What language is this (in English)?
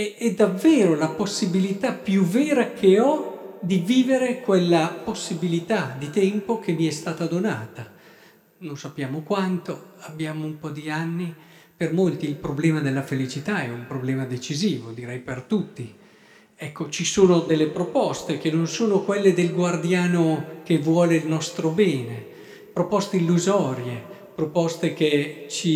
Italian